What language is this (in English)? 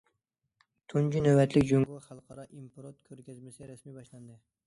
Uyghur